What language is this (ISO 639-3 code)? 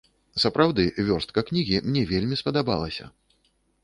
bel